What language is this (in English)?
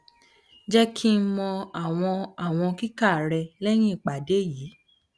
Yoruba